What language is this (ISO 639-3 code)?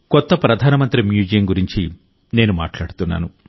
tel